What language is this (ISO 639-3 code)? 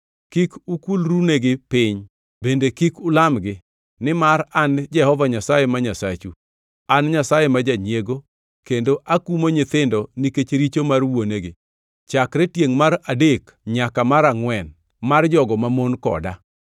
luo